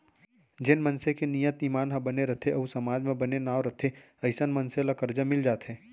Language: Chhattisgarhi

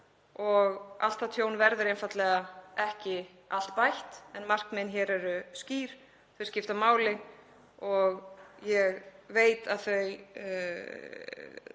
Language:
Icelandic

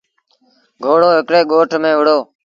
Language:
Sindhi Bhil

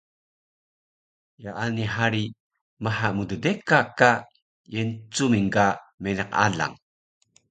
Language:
Taroko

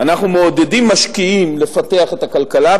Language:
Hebrew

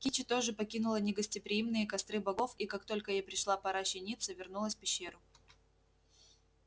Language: Russian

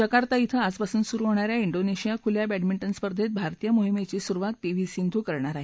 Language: Marathi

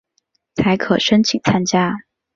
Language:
Chinese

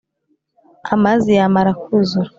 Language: Kinyarwanda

